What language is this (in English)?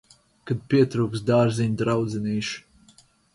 Latvian